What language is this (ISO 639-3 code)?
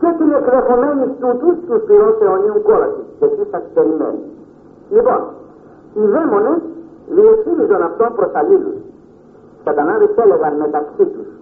ell